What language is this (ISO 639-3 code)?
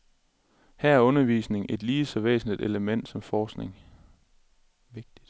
dan